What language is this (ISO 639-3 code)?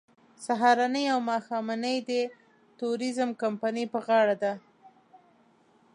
pus